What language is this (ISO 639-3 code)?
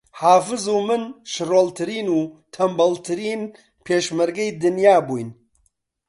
ckb